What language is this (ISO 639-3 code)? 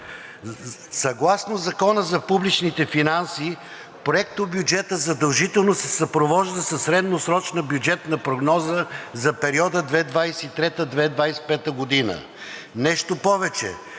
bul